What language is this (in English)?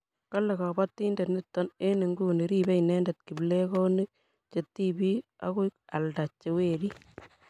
Kalenjin